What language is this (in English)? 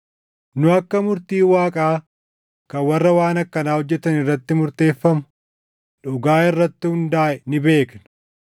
Oromo